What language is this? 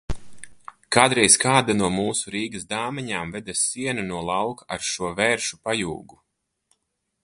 Latvian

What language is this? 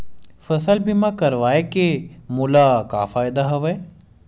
Chhattisgarhi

